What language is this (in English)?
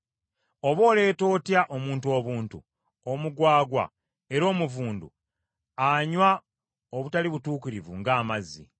Ganda